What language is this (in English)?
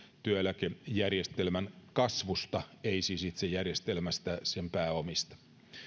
Finnish